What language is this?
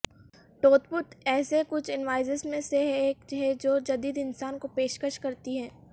Urdu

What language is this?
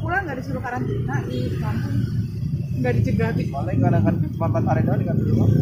Indonesian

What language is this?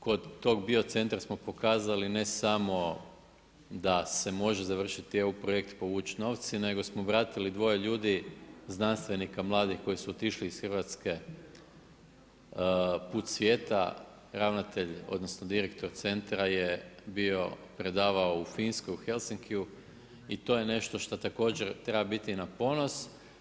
Croatian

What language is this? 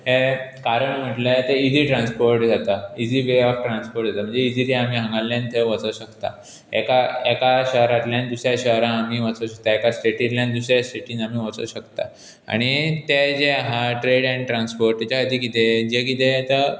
Konkani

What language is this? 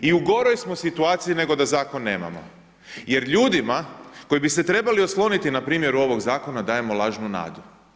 Croatian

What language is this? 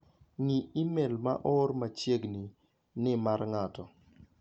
Luo (Kenya and Tanzania)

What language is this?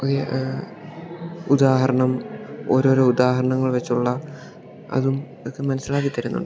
Malayalam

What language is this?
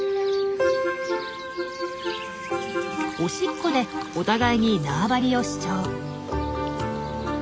Japanese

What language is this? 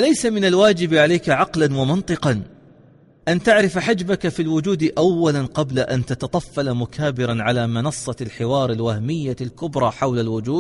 Arabic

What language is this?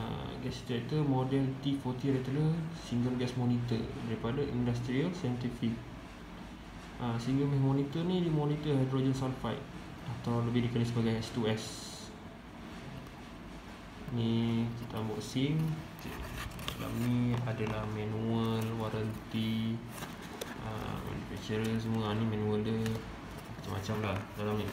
Malay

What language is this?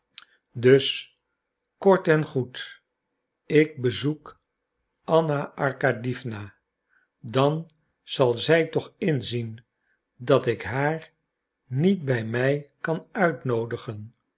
Dutch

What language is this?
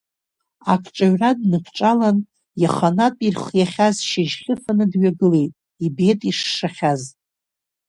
Abkhazian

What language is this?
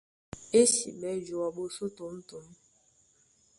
Duala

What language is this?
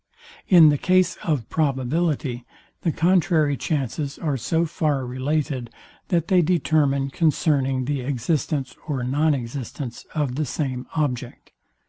English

